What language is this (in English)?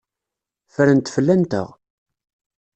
Kabyle